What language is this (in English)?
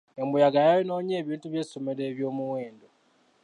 Ganda